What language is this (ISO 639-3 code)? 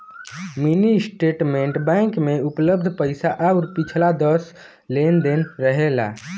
bho